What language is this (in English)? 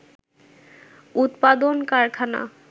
Bangla